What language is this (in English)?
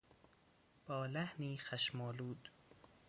Persian